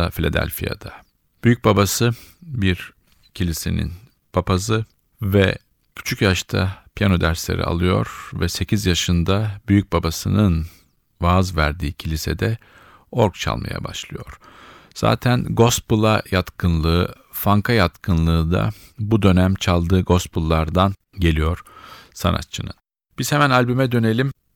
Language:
Turkish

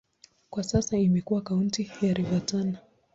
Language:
Swahili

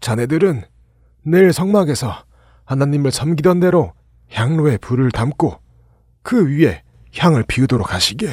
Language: Korean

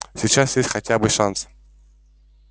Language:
Russian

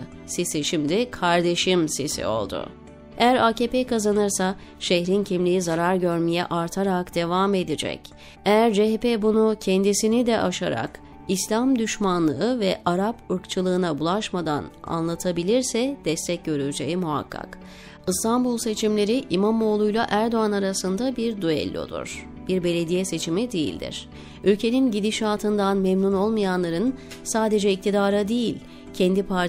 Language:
Turkish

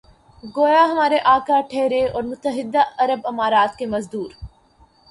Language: Urdu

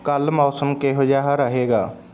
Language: Punjabi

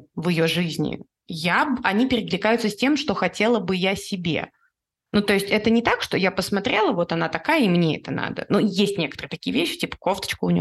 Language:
Russian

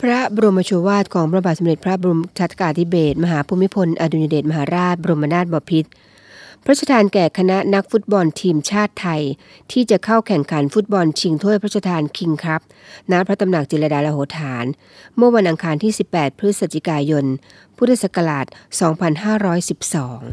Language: Thai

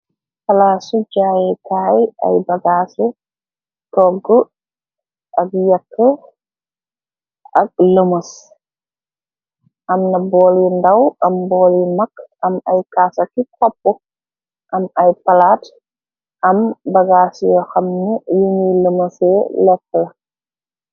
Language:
Wolof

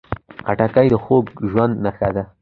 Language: Pashto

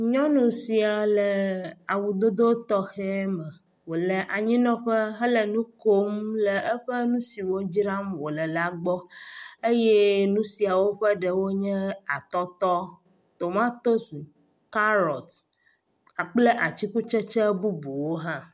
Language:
Ewe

